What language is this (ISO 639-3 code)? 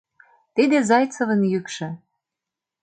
chm